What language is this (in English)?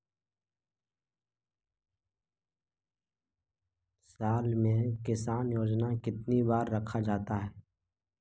Magahi